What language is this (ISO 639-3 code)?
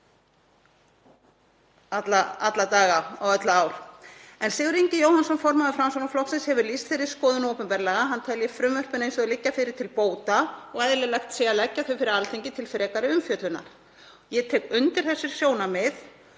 isl